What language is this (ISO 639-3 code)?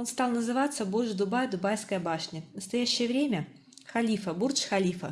rus